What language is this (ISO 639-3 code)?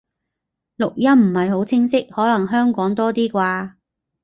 yue